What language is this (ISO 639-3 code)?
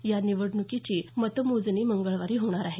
mar